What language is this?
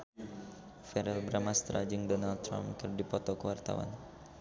Sundanese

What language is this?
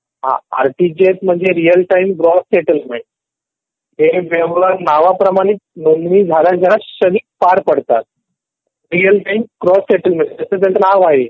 Marathi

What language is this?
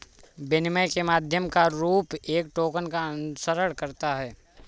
Hindi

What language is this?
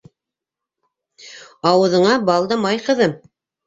Bashkir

